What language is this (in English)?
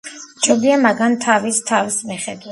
Georgian